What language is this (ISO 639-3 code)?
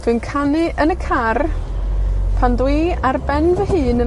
cym